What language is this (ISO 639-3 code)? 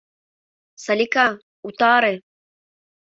chm